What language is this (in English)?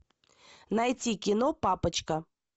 Russian